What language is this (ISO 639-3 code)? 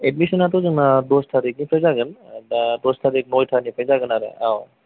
brx